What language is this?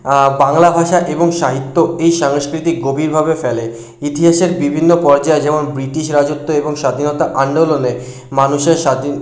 Bangla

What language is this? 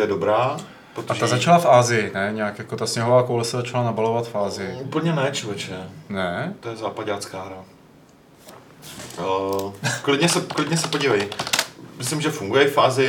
Czech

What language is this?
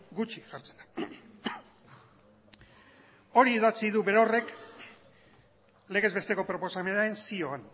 Basque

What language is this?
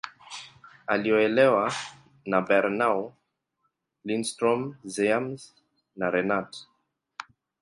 Swahili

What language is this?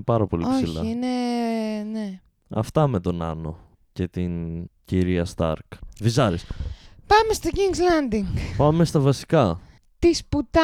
Greek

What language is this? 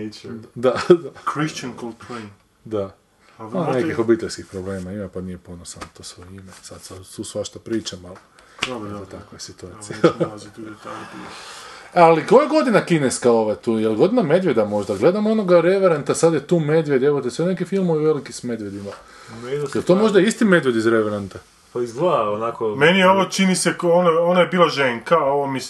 Croatian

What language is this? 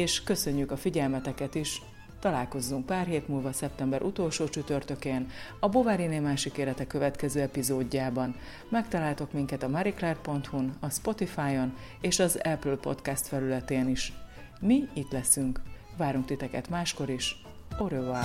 Hungarian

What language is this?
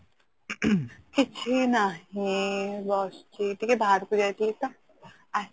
Odia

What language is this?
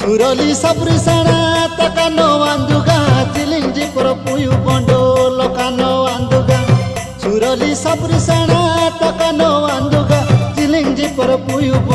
Indonesian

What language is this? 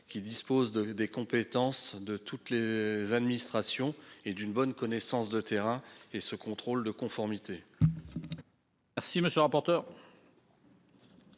French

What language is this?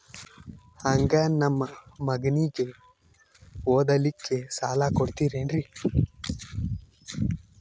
Kannada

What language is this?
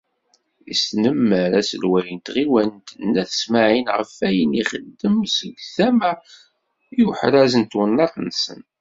Kabyle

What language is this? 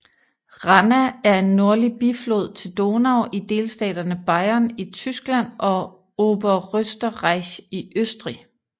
Danish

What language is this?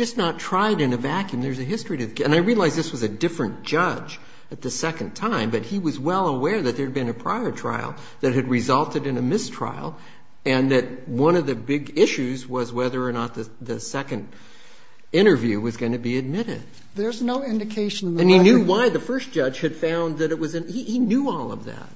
English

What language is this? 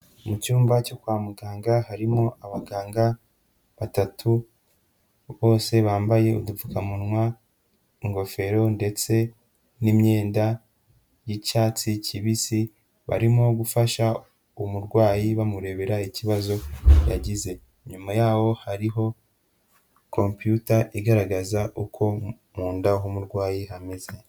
Kinyarwanda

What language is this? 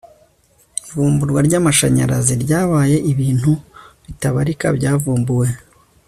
Kinyarwanda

